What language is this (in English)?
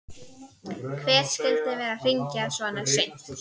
Icelandic